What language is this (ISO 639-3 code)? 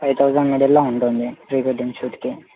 tel